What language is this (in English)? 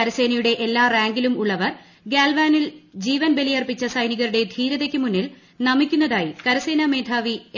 Malayalam